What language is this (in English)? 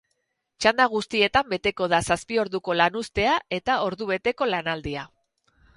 Basque